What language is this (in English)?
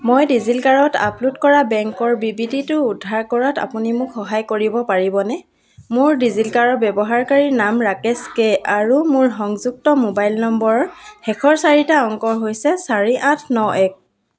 Assamese